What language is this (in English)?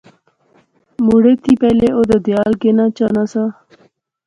Pahari-Potwari